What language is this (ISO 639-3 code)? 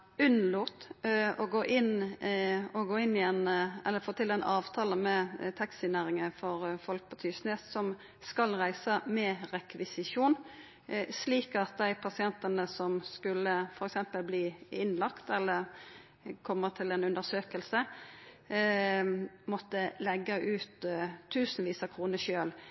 nno